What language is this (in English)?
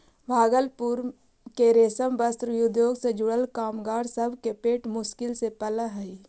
Magahi